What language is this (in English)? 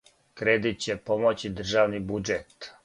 Serbian